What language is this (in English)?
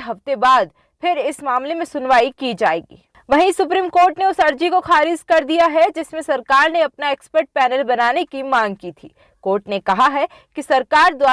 Hindi